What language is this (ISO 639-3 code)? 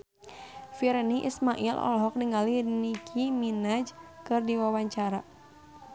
sun